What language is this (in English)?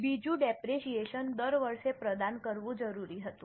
Gujarati